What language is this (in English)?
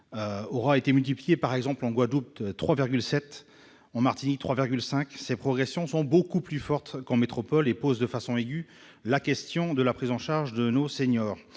French